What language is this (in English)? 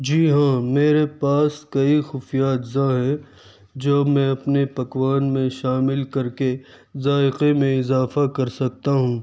Urdu